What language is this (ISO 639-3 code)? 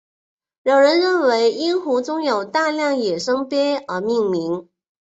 zho